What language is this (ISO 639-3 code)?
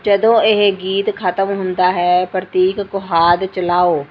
pan